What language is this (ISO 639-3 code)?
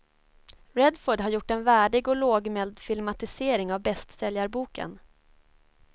swe